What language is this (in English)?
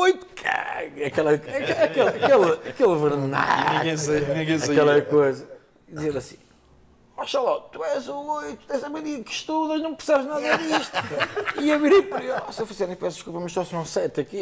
Portuguese